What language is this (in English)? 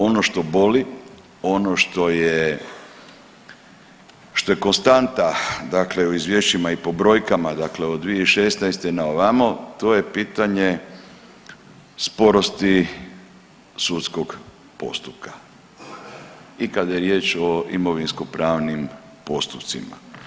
Croatian